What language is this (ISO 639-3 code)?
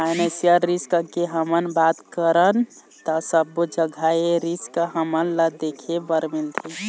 hne